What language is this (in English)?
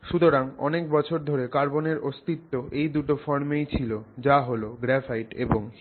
Bangla